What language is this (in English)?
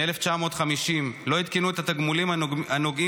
Hebrew